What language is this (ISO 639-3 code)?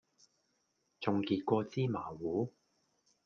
yue